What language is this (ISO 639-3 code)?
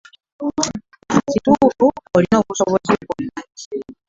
lug